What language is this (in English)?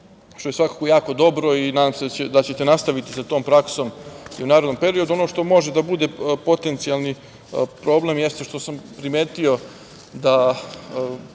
Serbian